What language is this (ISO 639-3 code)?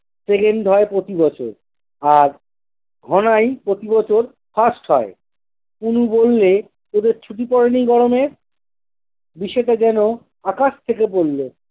ben